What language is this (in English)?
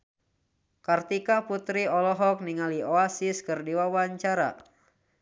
Sundanese